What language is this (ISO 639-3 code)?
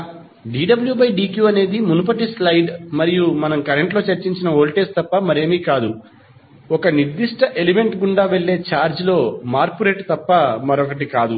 tel